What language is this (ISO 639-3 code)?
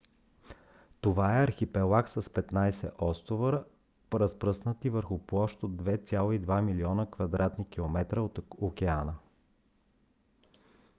bul